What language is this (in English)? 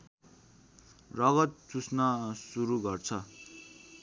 Nepali